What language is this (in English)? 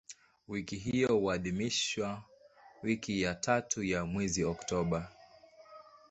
Swahili